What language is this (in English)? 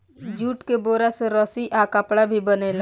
Bhojpuri